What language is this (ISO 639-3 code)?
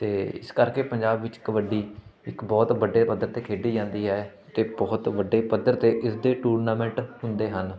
pan